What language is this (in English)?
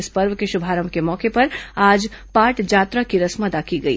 Hindi